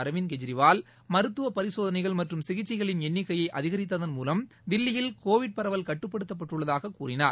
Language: Tamil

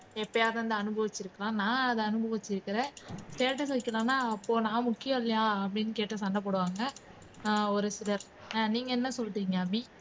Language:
Tamil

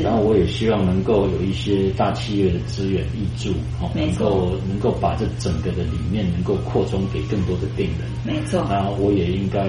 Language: Chinese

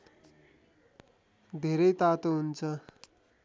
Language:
Nepali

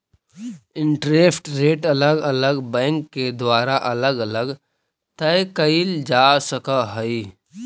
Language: Magahi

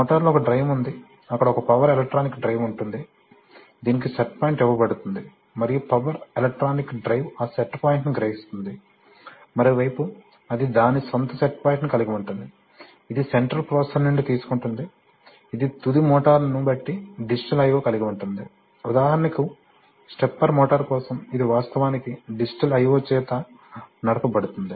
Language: Telugu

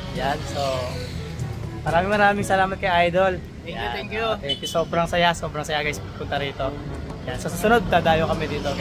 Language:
Filipino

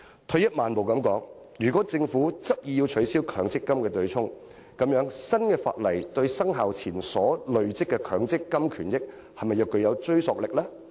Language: Cantonese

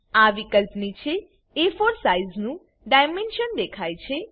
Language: Gujarati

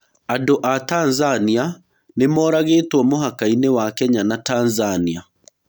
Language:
Kikuyu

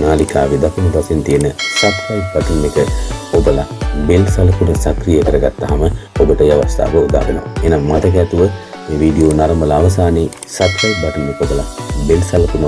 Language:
Sinhala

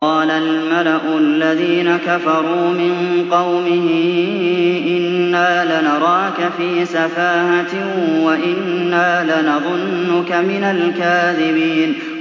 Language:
Arabic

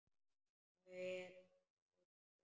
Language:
Icelandic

